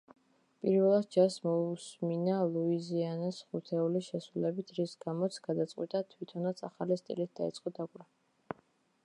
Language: Georgian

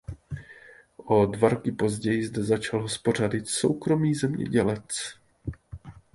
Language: Czech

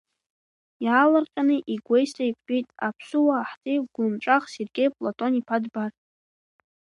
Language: Abkhazian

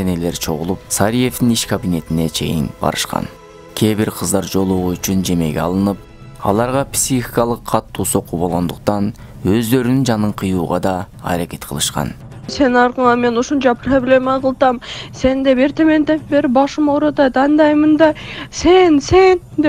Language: Turkish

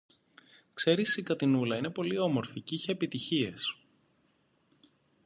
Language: Greek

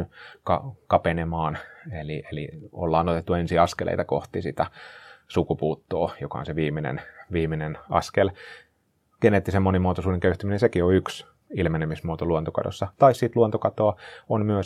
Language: Finnish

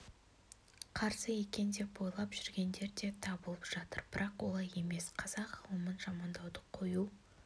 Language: Kazakh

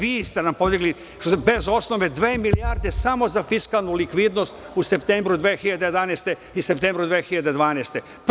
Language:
Serbian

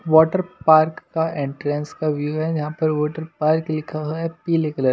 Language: Hindi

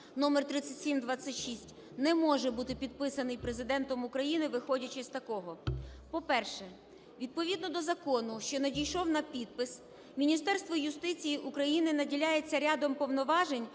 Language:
Ukrainian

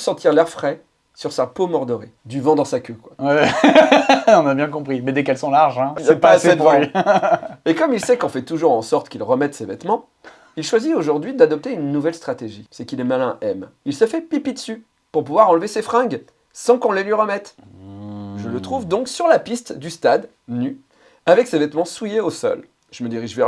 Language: French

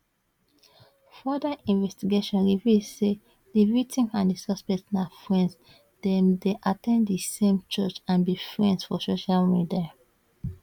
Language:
Nigerian Pidgin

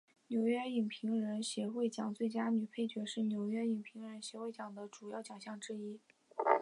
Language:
Chinese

